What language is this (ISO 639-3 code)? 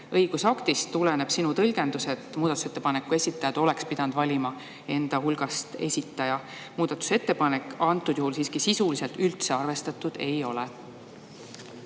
est